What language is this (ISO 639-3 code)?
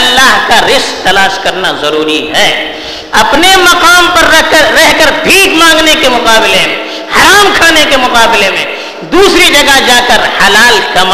urd